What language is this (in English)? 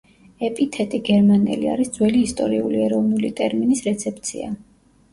Georgian